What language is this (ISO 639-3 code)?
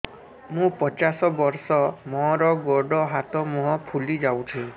ori